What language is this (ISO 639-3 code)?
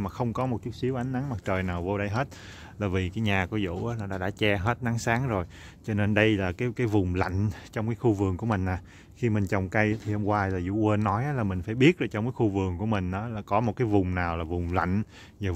vie